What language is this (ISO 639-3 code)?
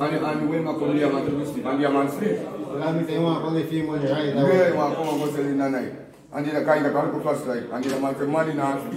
eng